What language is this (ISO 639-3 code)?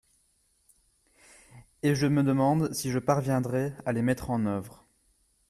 fra